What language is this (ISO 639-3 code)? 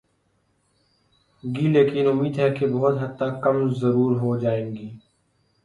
urd